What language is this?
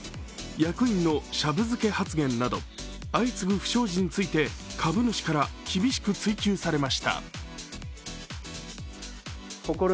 Japanese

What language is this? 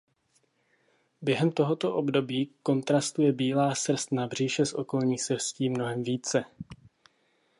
Czech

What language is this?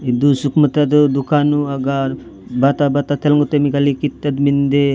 Gondi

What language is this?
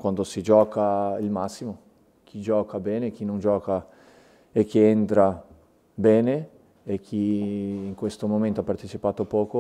Italian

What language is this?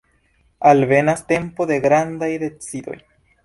Esperanto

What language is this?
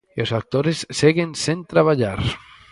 Galician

